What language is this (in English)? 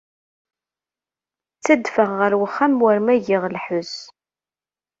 Kabyle